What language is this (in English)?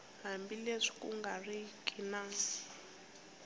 Tsonga